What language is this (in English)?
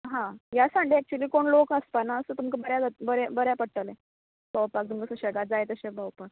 Konkani